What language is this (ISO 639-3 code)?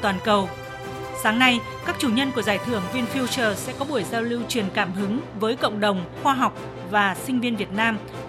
vie